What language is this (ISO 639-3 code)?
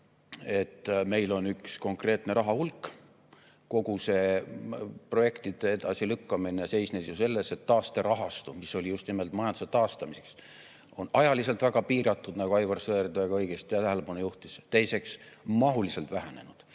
est